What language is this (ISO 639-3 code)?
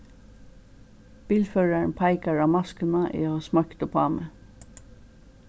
fao